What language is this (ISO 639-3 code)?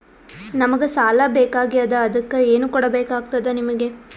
kan